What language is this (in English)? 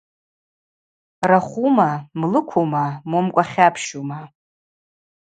Abaza